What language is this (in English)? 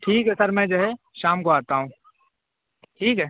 Urdu